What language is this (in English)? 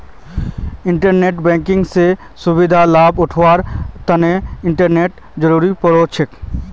Magahi